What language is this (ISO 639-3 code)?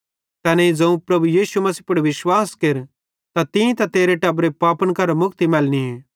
bhd